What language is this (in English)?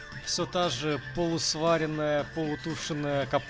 Russian